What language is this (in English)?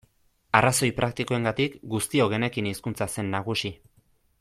Basque